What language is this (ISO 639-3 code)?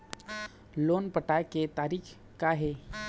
hne